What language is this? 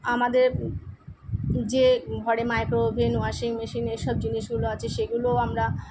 Bangla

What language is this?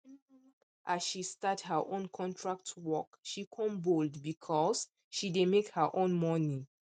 Nigerian Pidgin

